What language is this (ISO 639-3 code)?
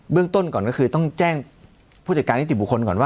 tha